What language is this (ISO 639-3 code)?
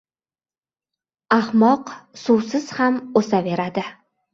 uzb